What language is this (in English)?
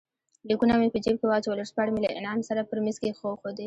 Pashto